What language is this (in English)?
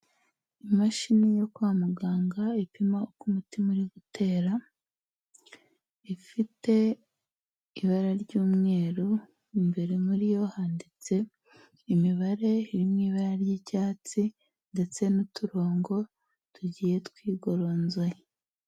Kinyarwanda